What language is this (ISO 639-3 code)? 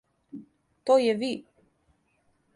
srp